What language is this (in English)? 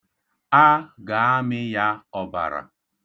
Igbo